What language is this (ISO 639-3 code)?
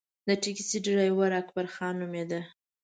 pus